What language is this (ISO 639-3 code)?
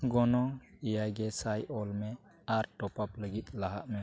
sat